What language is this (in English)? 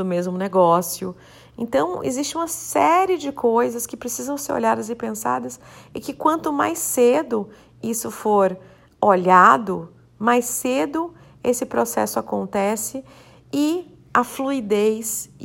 Portuguese